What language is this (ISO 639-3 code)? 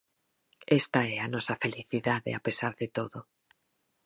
glg